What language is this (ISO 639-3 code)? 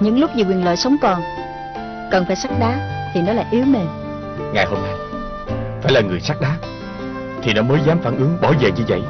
vie